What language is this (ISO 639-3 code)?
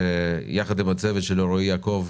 heb